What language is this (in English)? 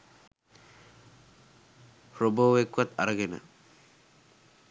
Sinhala